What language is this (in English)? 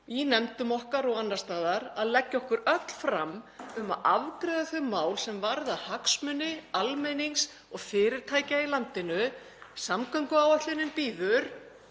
Icelandic